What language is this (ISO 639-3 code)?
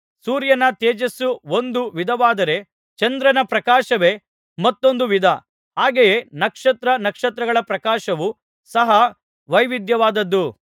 kan